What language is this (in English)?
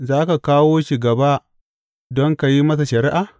Hausa